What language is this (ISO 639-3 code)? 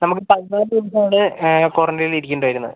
mal